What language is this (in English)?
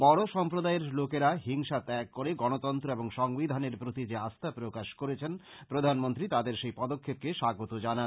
Bangla